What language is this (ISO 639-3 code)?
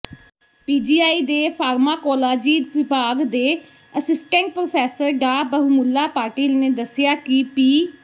pan